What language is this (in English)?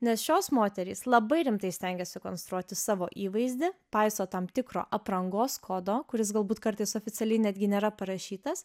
Lithuanian